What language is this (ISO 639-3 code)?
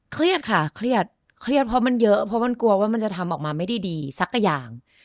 tha